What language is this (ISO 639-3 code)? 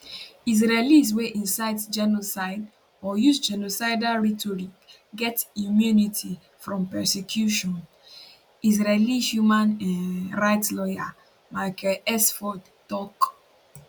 pcm